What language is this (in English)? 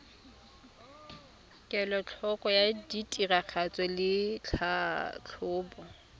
Tswana